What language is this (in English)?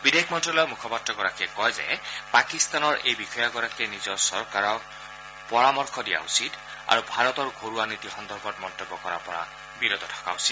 Assamese